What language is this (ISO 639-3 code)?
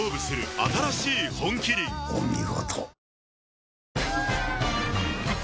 jpn